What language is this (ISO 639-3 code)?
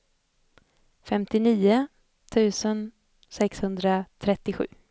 swe